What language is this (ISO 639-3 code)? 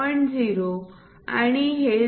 mar